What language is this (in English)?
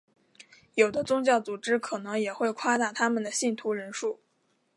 Chinese